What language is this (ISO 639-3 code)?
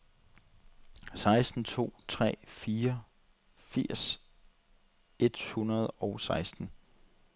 dan